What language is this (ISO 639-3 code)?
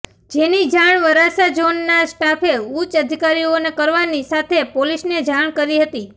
guj